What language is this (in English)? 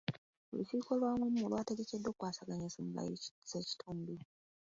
Ganda